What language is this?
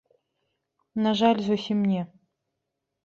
Belarusian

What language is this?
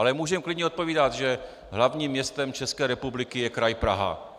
Czech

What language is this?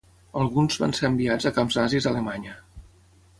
Catalan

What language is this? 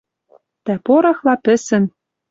Western Mari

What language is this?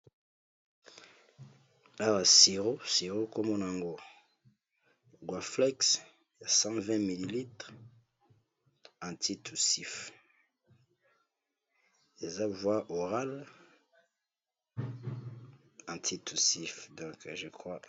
Lingala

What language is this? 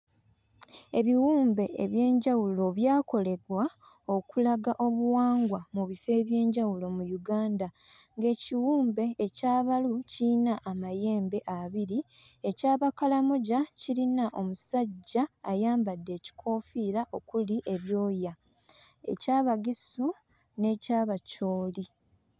Ganda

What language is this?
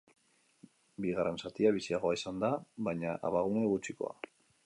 Basque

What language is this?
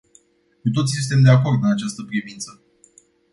Romanian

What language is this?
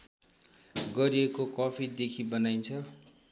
Nepali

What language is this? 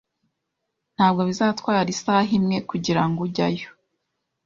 Kinyarwanda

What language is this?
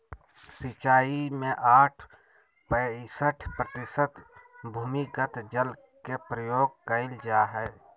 Magahi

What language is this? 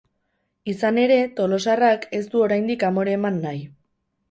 Basque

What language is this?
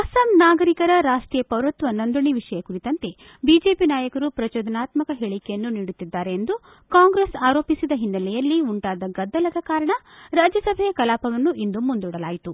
Kannada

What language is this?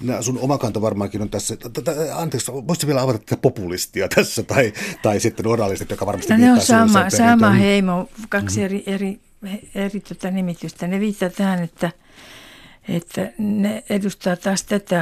Finnish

